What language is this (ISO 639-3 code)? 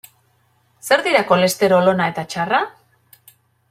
eus